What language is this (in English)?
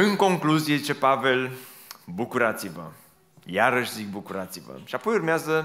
Romanian